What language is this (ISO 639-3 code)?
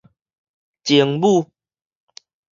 nan